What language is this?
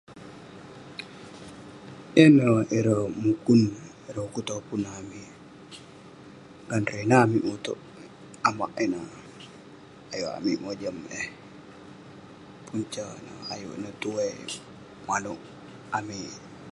Western Penan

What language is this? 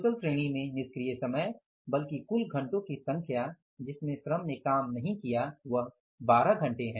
Hindi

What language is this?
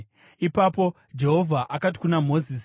Shona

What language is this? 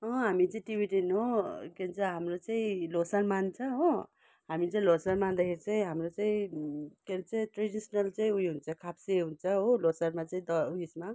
Nepali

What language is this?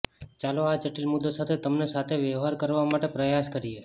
Gujarati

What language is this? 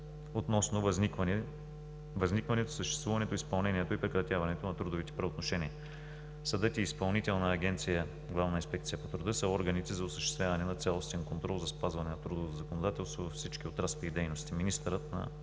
Bulgarian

